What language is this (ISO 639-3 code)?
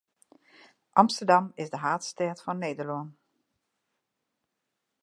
fry